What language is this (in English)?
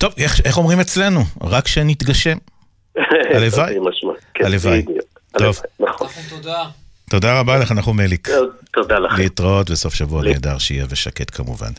Hebrew